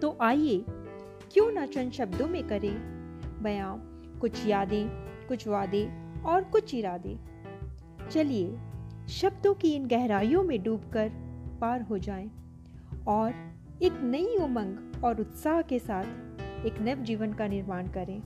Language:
Hindi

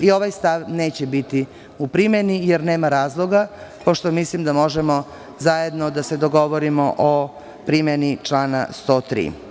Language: Serbian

